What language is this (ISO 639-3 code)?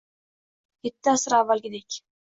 uzb